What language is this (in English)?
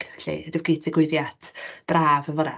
Welsh